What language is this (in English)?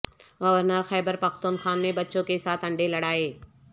Urdu